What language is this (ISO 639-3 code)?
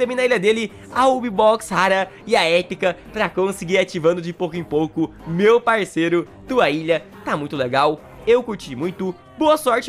por